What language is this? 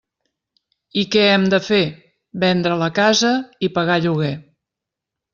Catalan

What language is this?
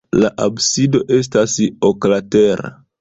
Esperanto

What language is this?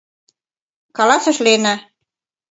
Mari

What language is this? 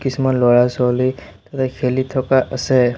Assamese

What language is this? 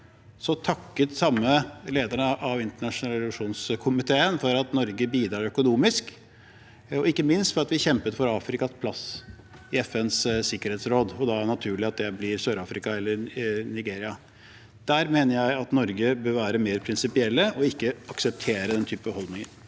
Norwegian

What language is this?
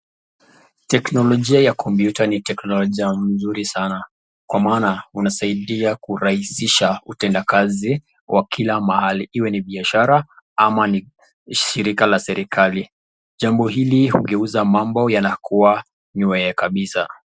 Swahili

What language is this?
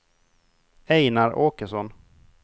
Swedish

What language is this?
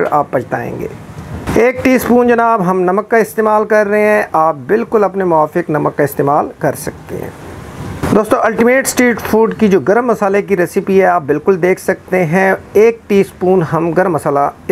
Hindi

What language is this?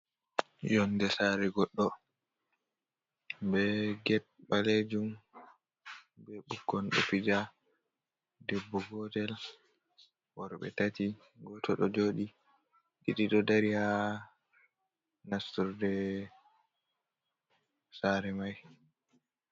Fula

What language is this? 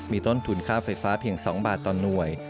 Thai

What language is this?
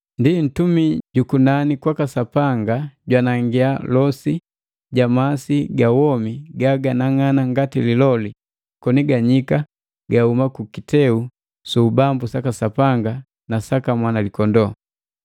Matengo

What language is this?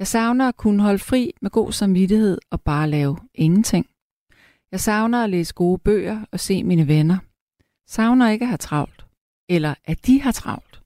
Danish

